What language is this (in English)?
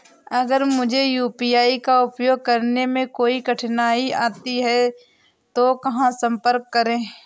Hindi